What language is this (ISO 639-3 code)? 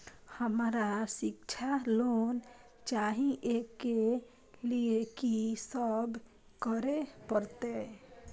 mai